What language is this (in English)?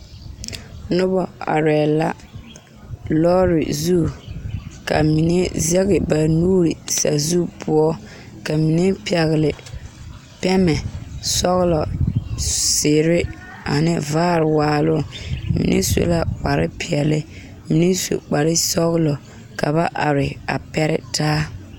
Southern Dagaare